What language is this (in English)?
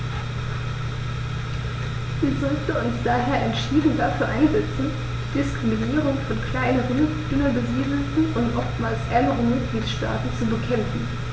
German